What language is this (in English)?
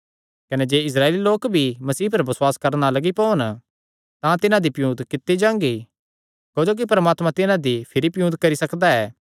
Kangri